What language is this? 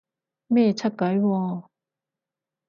Cantonese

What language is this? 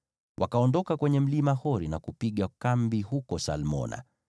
Swahili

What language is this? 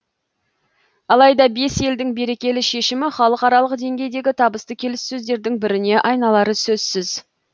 Kazakh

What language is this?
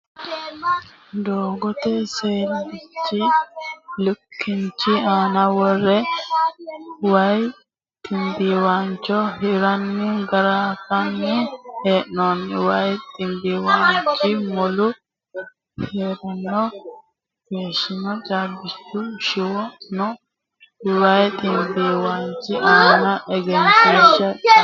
Sidamo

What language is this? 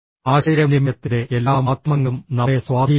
Malayalam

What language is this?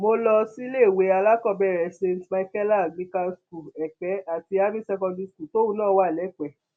Yoruba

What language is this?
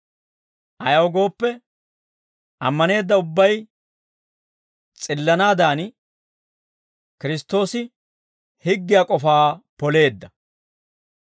Dawro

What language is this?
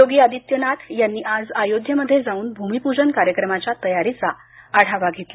Marathi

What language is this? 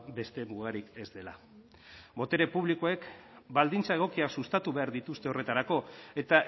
Basque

